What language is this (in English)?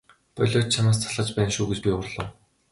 Mongolian